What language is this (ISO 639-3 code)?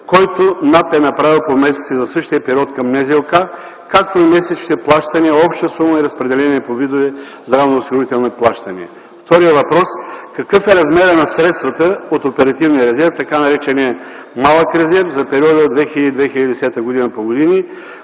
bul